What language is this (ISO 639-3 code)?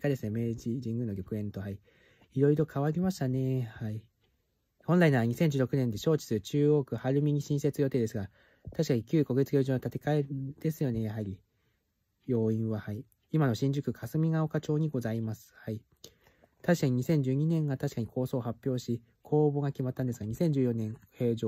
jpn